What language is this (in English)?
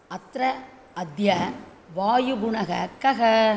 Sanskrit